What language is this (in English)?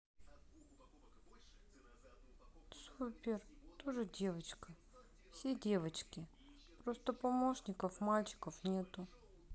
Russian